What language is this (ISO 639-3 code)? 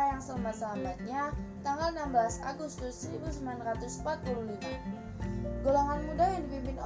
ind